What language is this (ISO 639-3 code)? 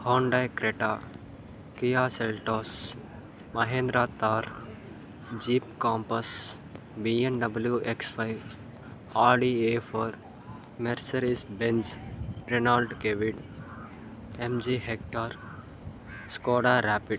tel